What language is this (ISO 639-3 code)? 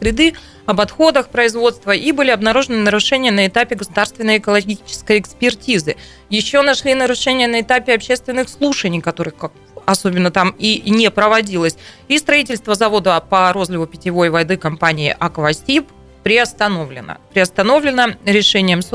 rus